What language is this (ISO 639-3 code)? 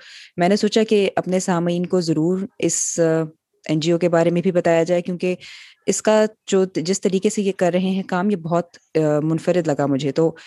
urd